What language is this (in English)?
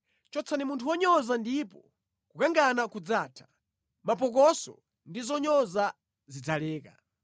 Nyanja